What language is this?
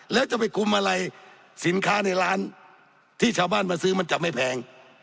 Thai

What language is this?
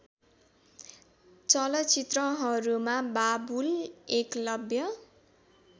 Nepali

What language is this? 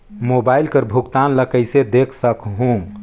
Chhattisgarhi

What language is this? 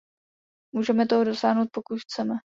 Czech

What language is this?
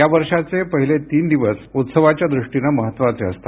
Marathi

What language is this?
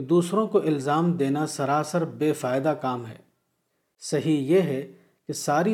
Urdu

